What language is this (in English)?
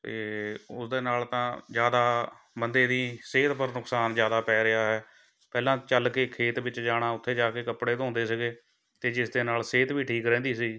Punjabi